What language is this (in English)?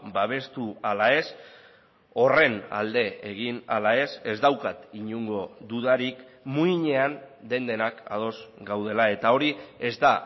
Basque